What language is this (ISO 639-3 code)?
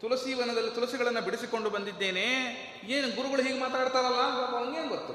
kan